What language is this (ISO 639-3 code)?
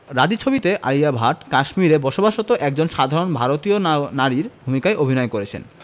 ben